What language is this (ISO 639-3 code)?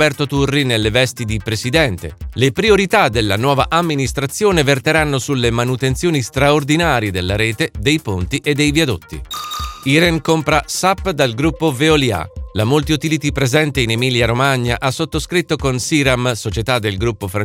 ita